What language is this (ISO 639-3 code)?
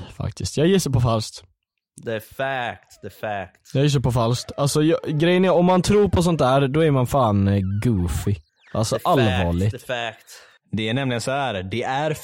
swe